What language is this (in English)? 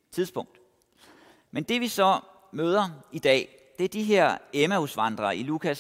Danish